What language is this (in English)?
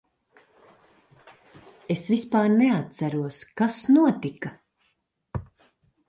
Latvian